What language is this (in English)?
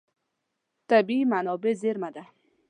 Pashto